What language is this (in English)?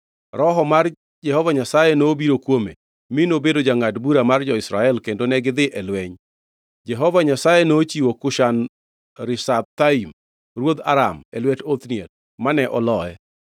Luo (Kenya and Tanzania)